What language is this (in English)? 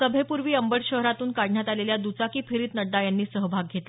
Marathi